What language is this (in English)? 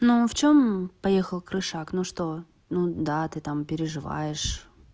Russian